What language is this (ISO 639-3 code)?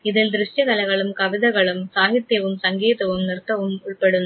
mal